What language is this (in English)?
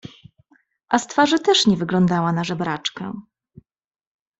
Polish